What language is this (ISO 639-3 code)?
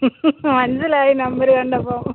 mal